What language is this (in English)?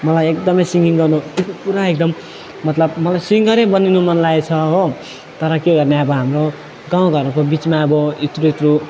Nepali